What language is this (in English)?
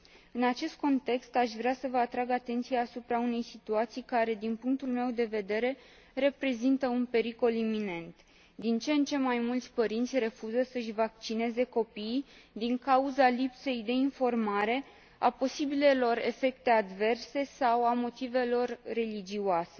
Romanian